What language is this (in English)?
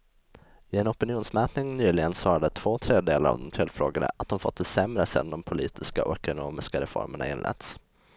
Swedish